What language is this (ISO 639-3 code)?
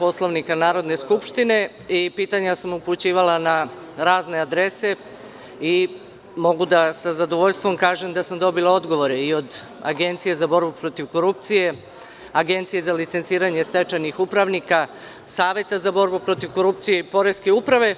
srp